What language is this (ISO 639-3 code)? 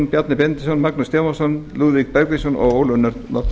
isl